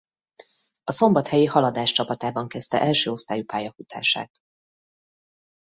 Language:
Hungarian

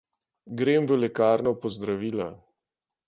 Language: Slovenian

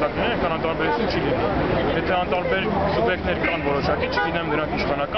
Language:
Romanian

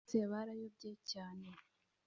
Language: Kinyarwanda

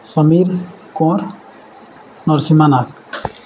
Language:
Odia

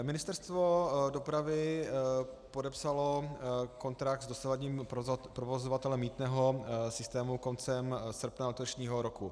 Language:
Czech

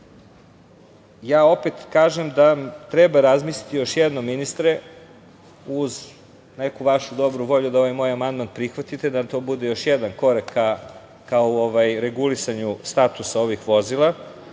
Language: Serbian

